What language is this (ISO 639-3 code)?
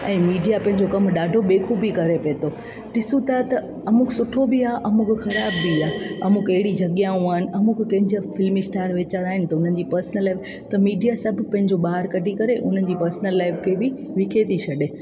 snd